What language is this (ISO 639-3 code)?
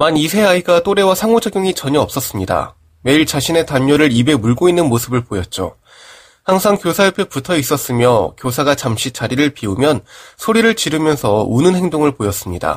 kor